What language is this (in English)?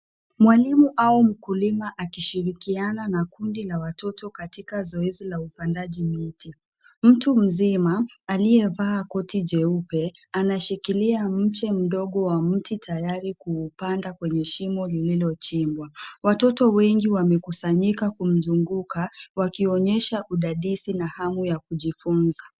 Swahili